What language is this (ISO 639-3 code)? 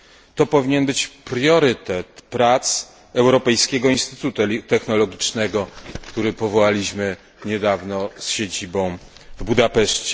pol